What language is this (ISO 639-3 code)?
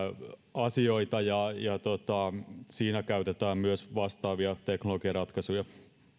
fin